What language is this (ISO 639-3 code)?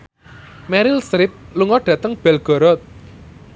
jav